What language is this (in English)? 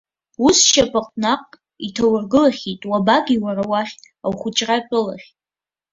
Abkhazian